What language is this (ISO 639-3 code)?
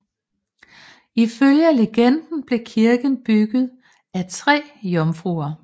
dan